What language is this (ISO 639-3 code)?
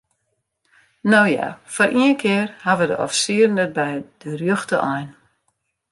fry